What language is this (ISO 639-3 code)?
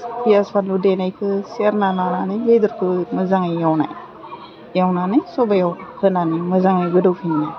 brx